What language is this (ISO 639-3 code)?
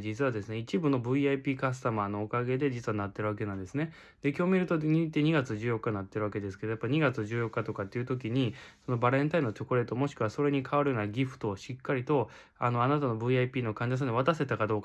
jpn